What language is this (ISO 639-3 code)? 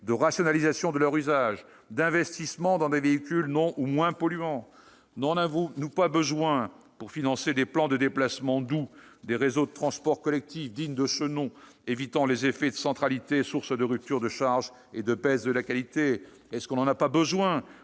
fra